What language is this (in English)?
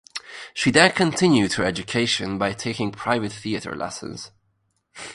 English